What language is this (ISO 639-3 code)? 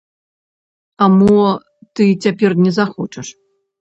bel